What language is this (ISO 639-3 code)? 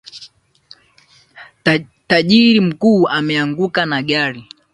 swa